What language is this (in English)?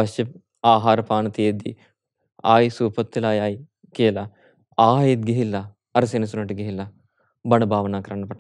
Hindi